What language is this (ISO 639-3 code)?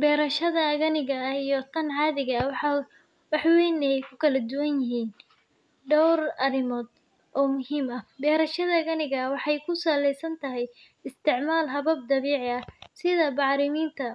som